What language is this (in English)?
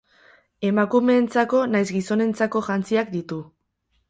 Basque